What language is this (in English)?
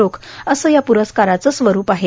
Marathi